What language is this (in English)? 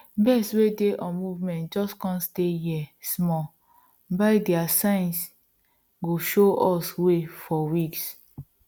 Nigerian Pidgin